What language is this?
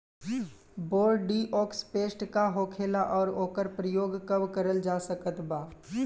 Bhojpuri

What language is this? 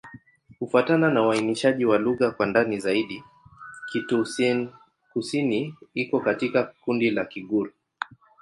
Swahili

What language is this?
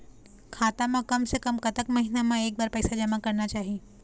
Chhattisgarhi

